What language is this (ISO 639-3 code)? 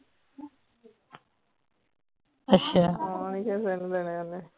pan